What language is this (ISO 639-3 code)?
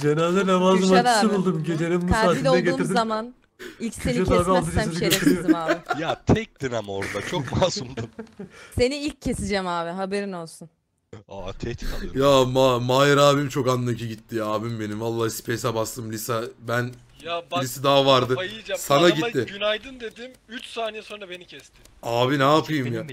tur